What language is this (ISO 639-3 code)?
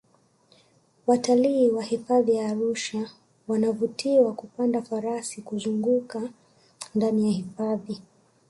swa